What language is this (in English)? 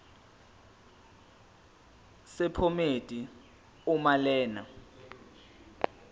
Zulu